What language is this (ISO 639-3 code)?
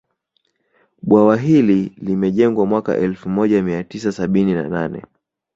swa